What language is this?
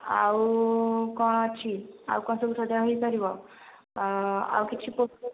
Odia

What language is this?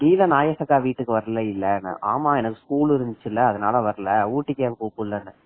Tamil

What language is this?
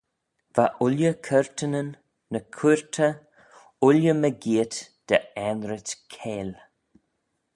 Manx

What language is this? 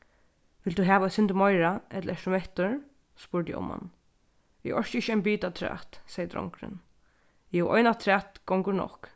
Faroese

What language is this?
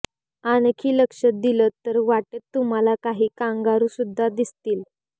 Marathi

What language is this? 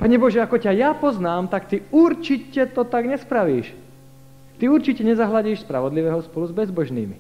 Slovak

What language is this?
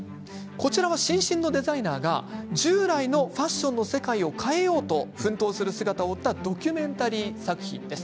Japanese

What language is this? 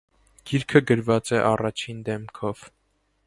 Armenian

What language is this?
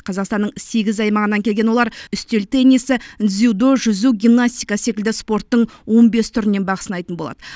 Kazakh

